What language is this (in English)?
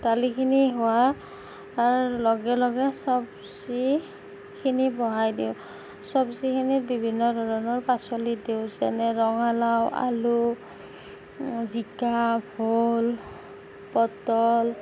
Assamese